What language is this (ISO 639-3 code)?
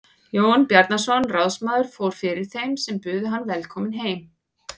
isl